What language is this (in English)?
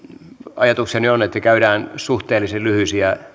Finnish